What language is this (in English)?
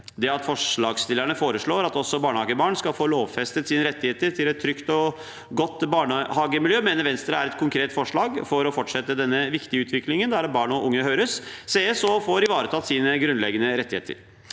Norwegian